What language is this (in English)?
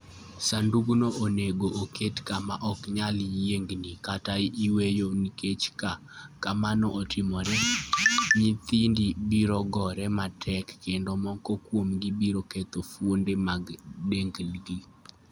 Luo (Kenya and Tanzania)